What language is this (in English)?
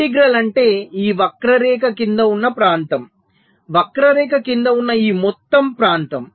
Telugu